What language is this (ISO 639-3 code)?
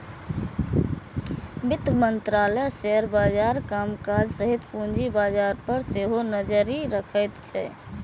mai